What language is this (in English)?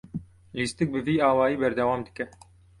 Kurdish